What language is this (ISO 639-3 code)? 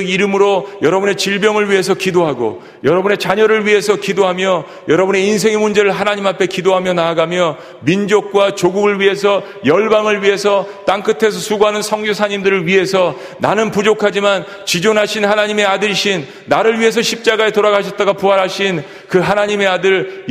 kor